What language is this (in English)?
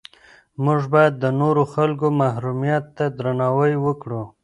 Pashto